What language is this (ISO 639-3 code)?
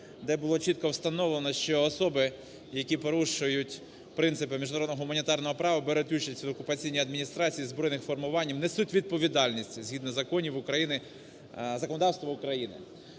ukr